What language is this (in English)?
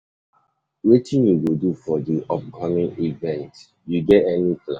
Nigerian Pidgin